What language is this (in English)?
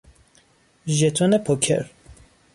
Persian